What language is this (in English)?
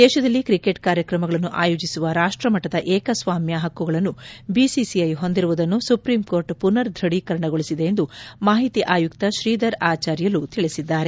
Kannada